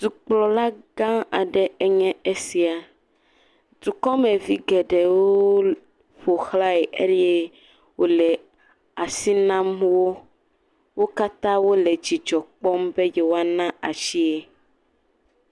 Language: Ewe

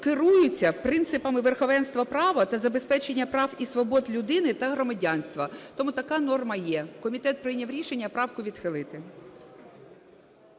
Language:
Ukrainian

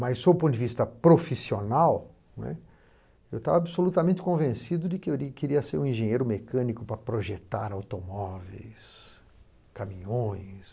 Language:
Portuguese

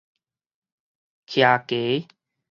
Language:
Min Nan Chinese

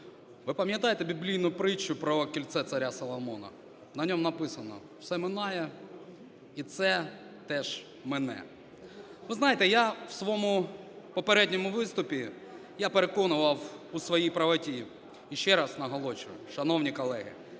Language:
Ukrainian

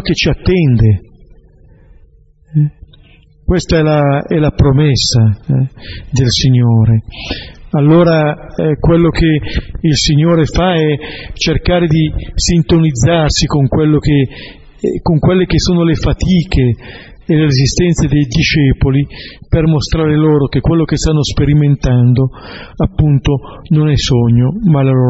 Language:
Italian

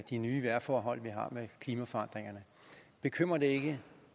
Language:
Danish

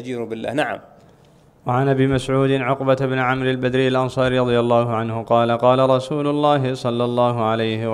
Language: Arabic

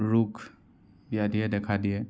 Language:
Assamese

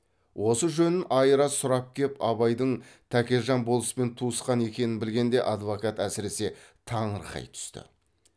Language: Kazakh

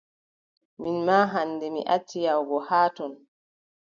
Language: Adamawa Fulfulde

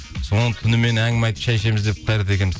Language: Kazakh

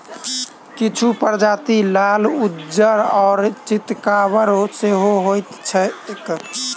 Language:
Maithili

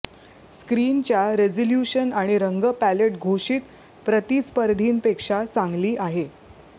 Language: Marathi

